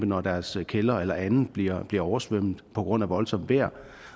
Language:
Danish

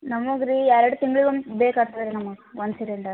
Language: Kannada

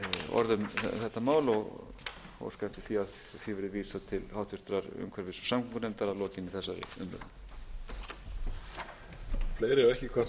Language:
Icelandic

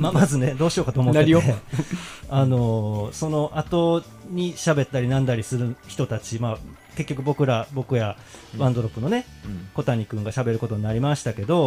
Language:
Japanese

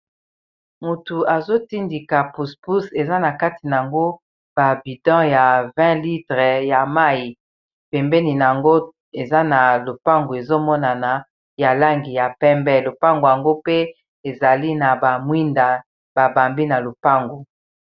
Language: Lingala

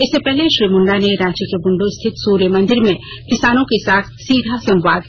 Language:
Hindi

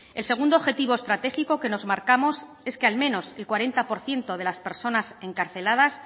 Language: Spanish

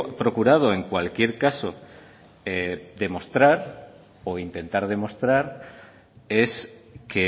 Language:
Spanish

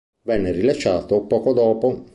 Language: Italian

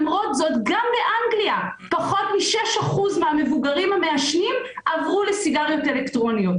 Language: Hebrew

